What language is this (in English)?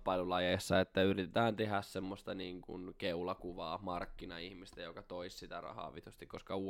Finnish